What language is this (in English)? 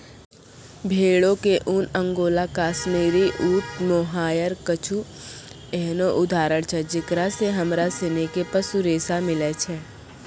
Maithili